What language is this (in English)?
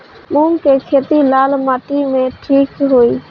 Bhojpuri